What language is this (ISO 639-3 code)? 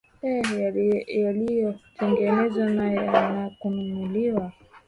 swa